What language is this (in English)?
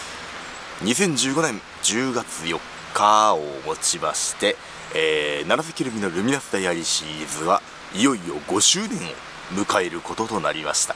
Japanese